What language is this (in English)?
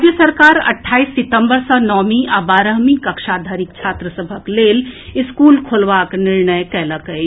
Maithili